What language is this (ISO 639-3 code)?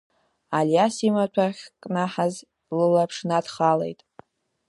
abk